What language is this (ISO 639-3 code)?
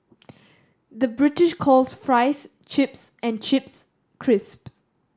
eng